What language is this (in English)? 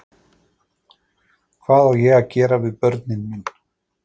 Icelandic